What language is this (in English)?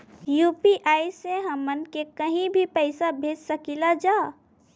Bhojpuri